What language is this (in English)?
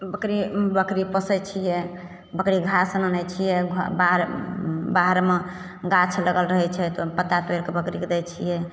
Maithili